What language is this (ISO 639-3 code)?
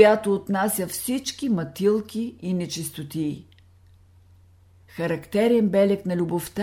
bul